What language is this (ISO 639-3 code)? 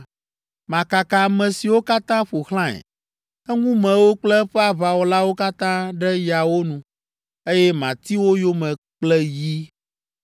ewe